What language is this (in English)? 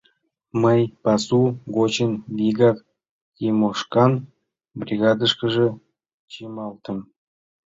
Mari